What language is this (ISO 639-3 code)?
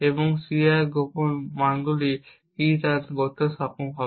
ben